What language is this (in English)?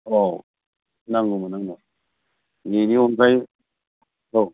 Bodo